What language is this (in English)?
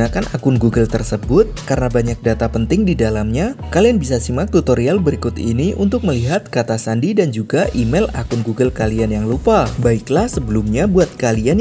Indonesian